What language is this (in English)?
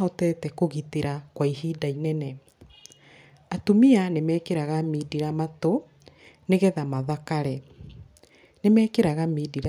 Kikuyu